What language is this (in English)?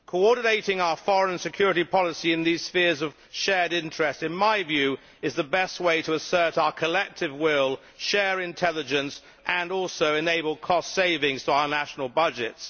English